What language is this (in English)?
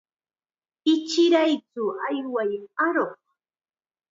Chiquián Ancash Quechua